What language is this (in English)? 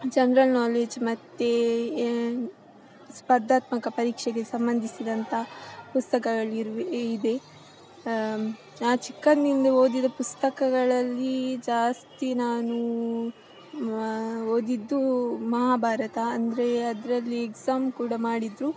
Kannada